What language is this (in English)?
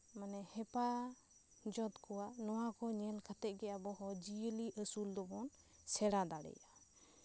Santali